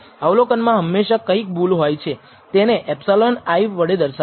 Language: Gujarati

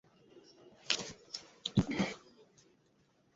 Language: Bangla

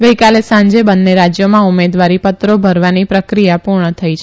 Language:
Gujarati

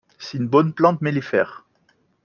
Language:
French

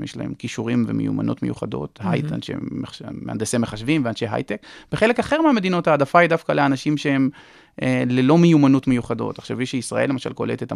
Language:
Hebrew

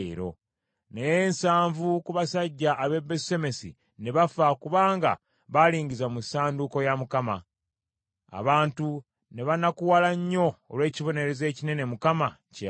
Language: Ganda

